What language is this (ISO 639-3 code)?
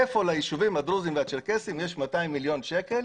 heb